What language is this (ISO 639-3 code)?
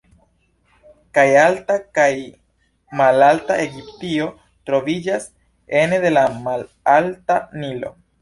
epo